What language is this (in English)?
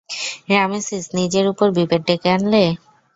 Bangla